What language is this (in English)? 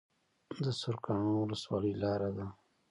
Pashto